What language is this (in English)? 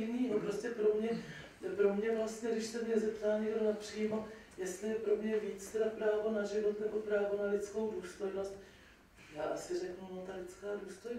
Czech